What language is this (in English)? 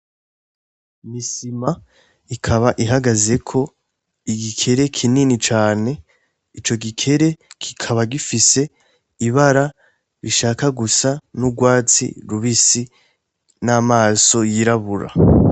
Rundi